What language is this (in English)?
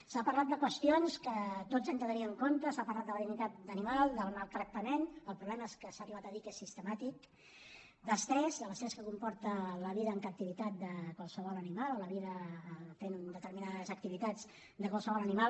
Catalan